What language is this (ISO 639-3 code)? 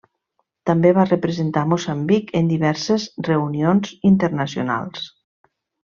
cat